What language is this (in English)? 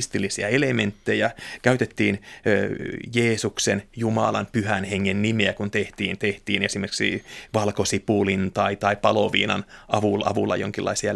Finnish